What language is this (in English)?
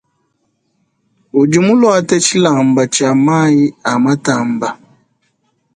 Luba-Lulua